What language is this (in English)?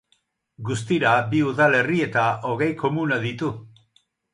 Basque